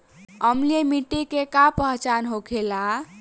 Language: Bhojpuri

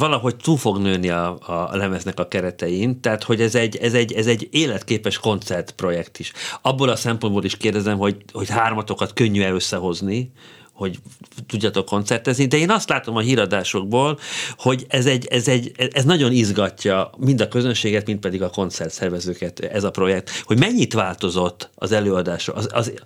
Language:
Hungarian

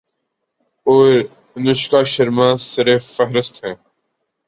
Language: Urdu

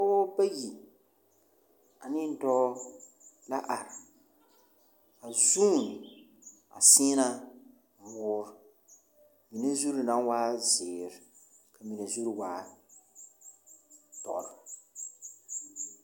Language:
Southern Dagaare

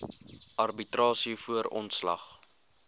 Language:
Afrikaans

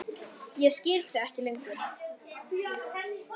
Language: Icelandic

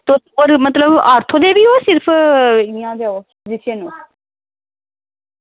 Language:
Dogri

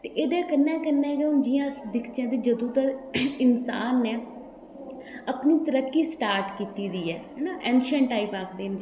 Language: Dogri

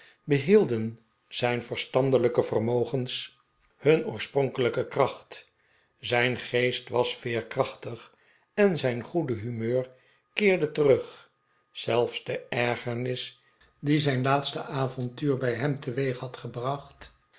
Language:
Dutch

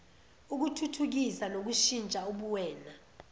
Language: Zulu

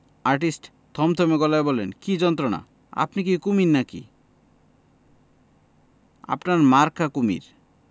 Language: Bangla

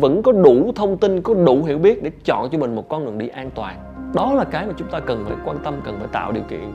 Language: Vietnamese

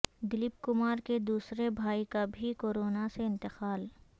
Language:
Urdu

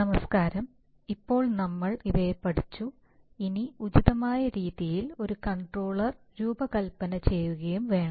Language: Malayalam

